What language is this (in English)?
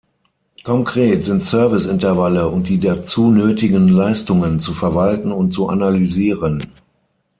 German